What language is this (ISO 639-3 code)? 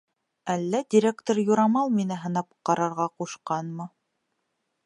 bak